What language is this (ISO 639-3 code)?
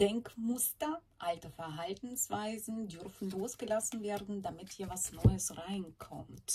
deu